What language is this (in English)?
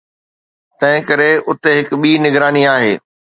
Sindhi